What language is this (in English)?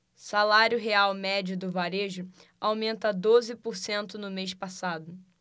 Portuguese